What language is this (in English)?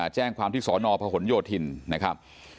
Thai